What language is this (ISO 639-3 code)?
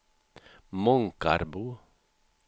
swe